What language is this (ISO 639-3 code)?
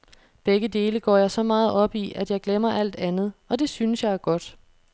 dan